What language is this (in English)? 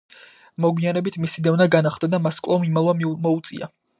Georgian